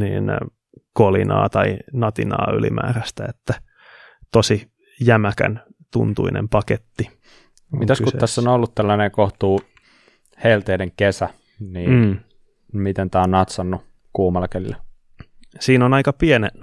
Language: Finnish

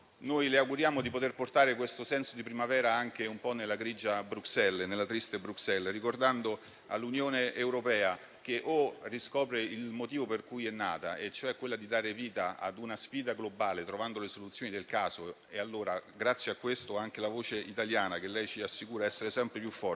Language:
Italian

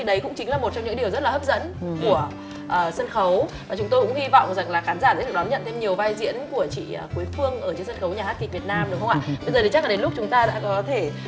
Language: Vietnamese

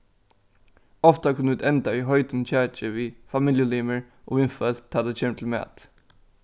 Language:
Faroese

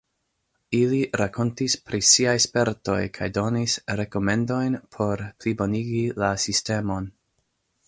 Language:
Esperanto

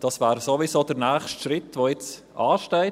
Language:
Swiss German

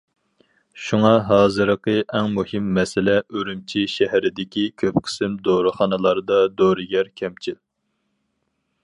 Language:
Uyghur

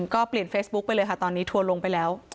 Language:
Thai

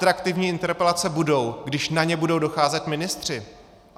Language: Czech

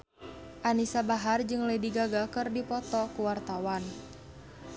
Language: Sundanese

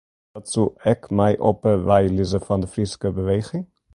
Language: Western Frisian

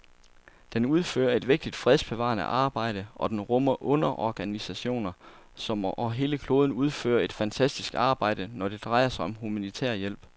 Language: Danish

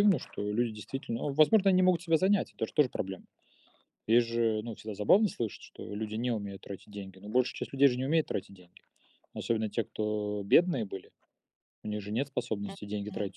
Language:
Russian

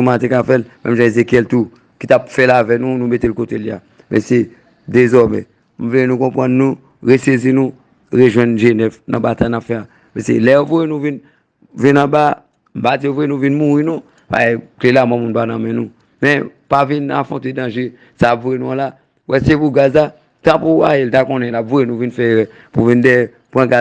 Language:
French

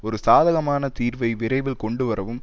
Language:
Tamil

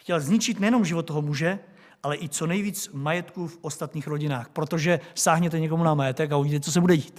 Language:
Czech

